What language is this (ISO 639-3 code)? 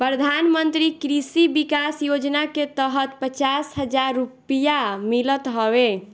bho